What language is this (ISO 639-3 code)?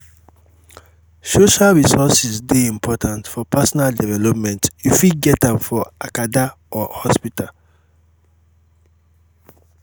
pcm